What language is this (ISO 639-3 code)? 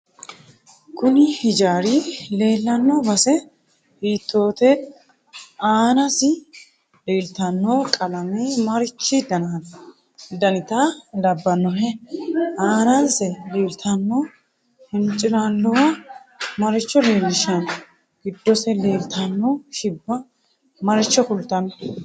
sid